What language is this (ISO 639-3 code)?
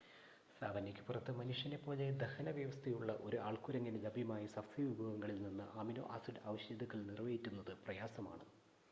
mal